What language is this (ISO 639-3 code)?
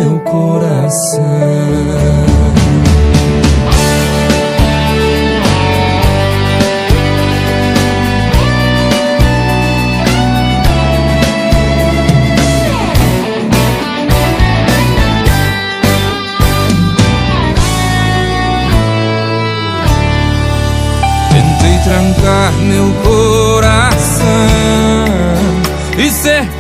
por